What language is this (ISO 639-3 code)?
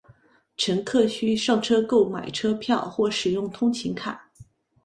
zho